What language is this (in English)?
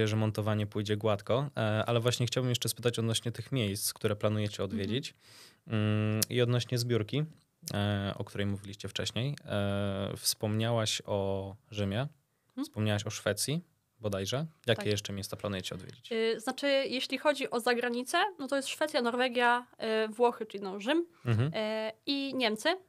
Polish